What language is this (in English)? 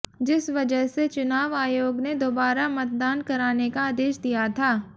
Hindi